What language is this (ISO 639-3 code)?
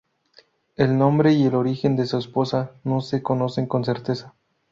spa